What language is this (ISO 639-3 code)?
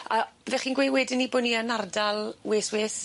cym